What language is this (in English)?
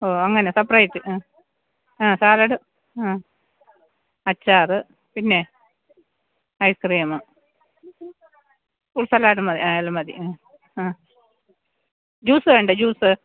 Malayalam